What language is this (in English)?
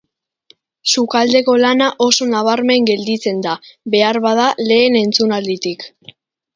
Basque